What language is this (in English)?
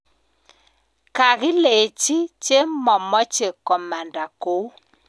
Kalenjin